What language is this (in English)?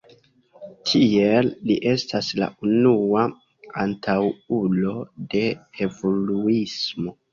Esperanto